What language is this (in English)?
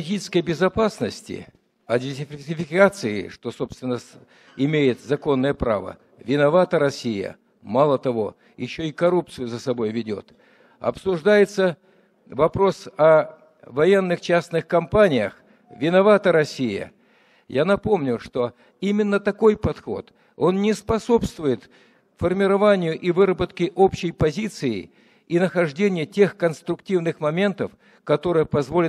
Russian